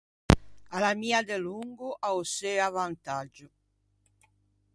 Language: Ligurian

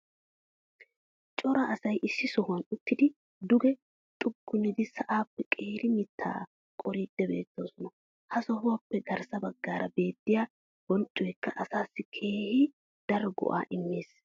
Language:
Wolaytta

